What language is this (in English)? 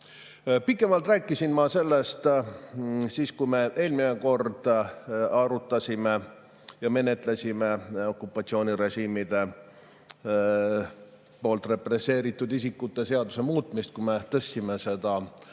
Estonian